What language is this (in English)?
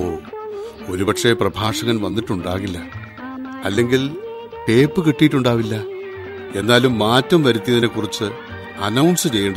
Malayalam